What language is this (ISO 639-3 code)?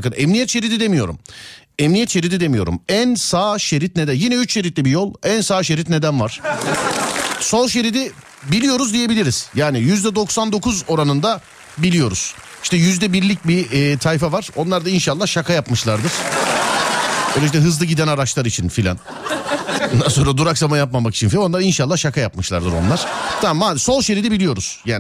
tur